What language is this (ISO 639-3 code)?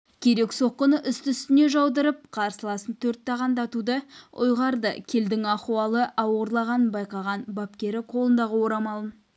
kaz